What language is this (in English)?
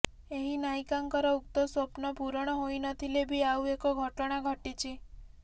Odia